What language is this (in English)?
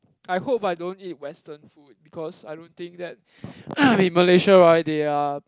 English